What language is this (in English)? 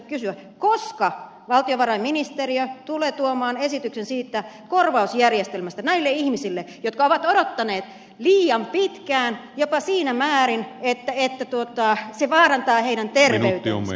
Finnish